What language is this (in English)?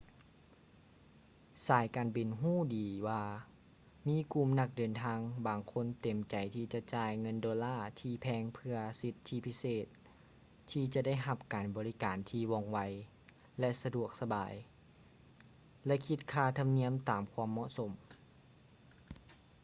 Lao